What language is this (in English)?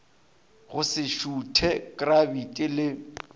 Northern Sotho